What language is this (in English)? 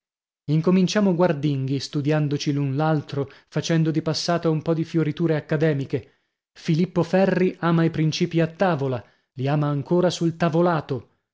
Italian